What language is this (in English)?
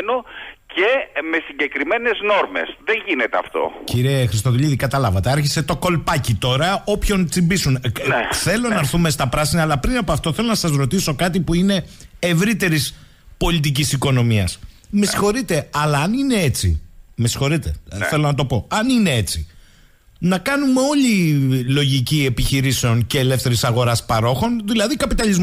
Greek